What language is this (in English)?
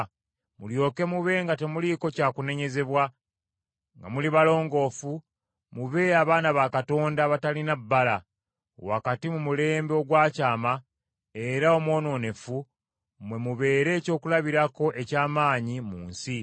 Ganda